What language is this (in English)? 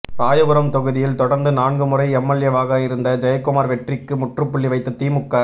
Tamil